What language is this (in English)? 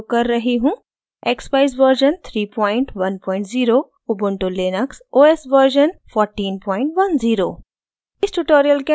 Hindi